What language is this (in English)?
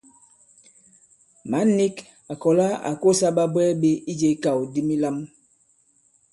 Bankon